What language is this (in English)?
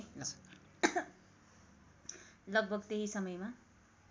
Nepali